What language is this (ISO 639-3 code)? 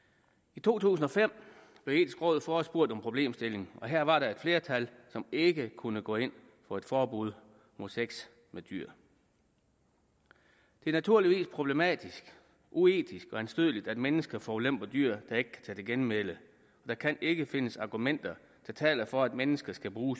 dan